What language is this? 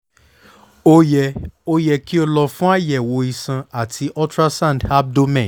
Yoruba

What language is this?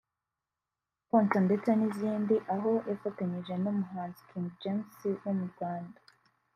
Kinyarwanda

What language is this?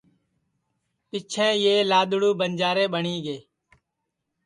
Sansi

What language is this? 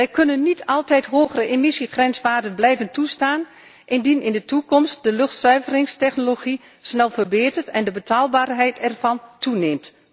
Dutch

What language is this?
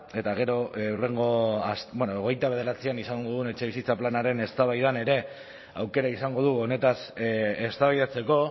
Basque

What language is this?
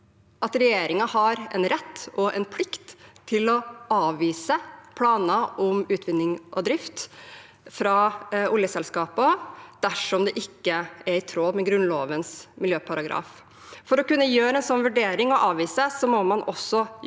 Norwegian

